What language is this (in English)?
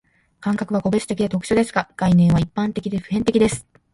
Japanese